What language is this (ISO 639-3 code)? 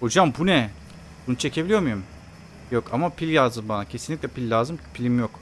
tur